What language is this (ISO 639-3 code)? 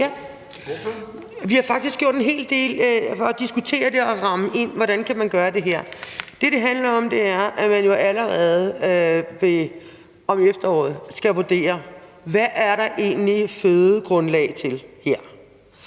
dan